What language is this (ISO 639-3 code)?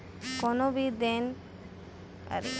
bho